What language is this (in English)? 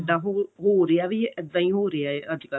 Punjabi